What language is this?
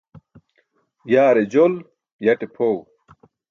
Burushaski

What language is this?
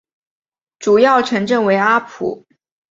Chinese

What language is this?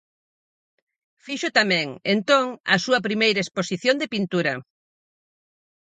Galician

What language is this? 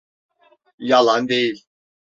Turkish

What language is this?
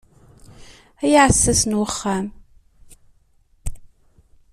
Kabyle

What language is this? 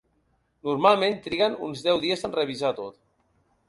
Catalan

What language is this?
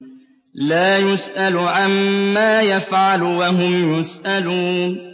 Arabic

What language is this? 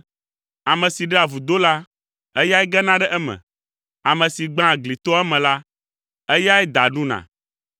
Ewe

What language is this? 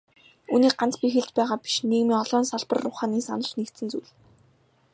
Mongolian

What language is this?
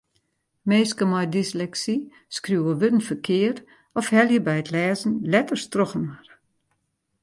Western Frisian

